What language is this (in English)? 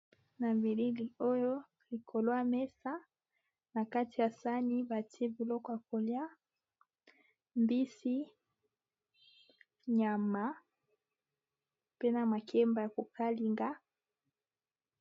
Lingala